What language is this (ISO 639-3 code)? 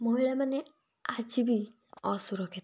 ori